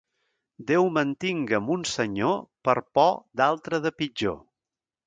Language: Catalan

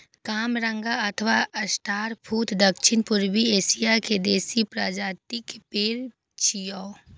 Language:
Maithili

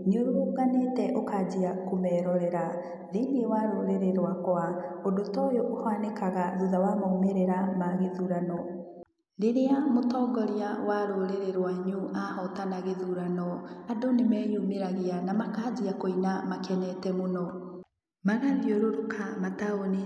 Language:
Kikuyu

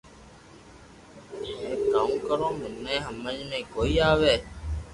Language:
Loarki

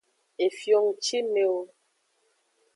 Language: Aja (Benin)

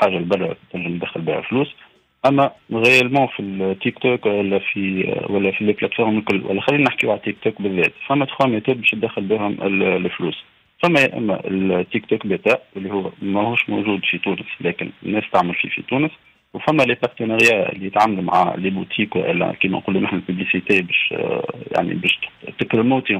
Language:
Arabic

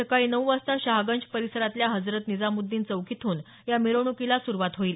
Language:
Marathi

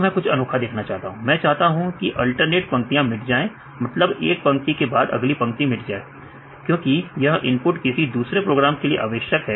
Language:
Hindi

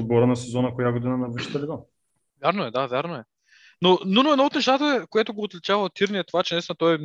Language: Bulgarian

